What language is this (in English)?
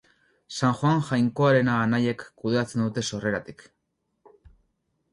Basque